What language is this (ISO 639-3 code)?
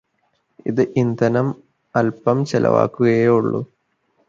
mal